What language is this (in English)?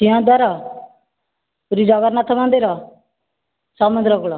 Odia